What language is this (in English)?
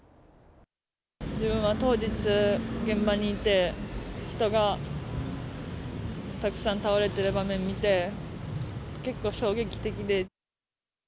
Japanese